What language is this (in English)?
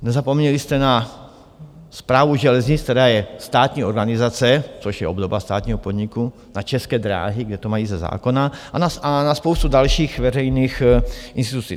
Czech